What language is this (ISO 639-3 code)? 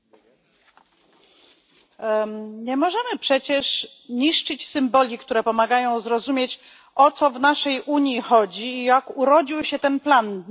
pol